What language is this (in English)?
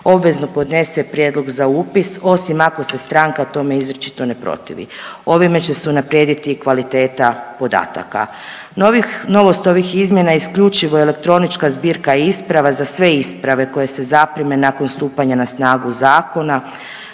Croatian